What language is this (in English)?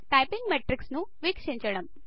Telugu